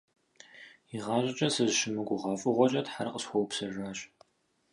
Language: Kabardian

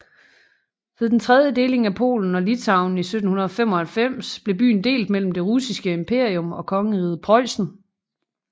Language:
Danish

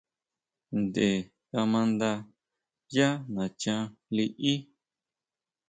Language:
Huautla Mazatec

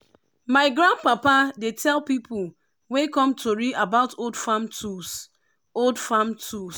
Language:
Nigerian Pidgin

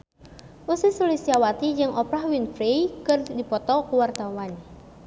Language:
Sundanese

